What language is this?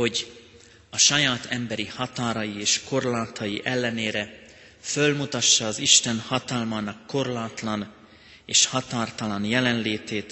Hungarian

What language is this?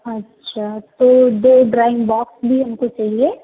Hindi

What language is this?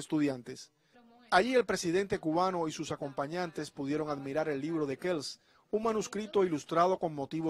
Spanish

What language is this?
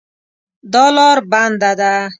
Pashto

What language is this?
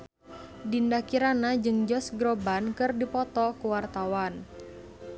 Sundanese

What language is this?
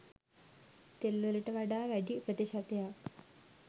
Sinhala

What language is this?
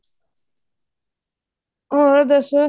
Punjabi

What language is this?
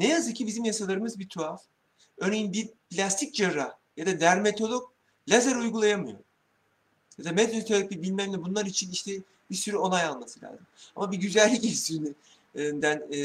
Turkish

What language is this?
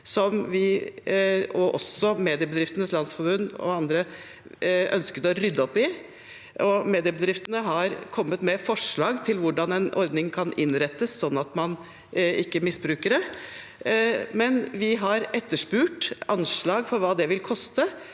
Norwegian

